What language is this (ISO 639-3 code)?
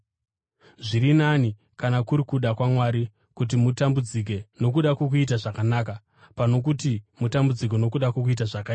sna